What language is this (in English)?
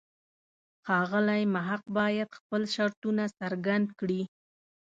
Pashto